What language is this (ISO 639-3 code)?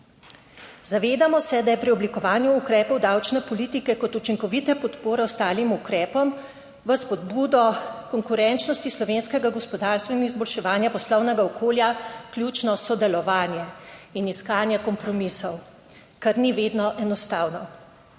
slv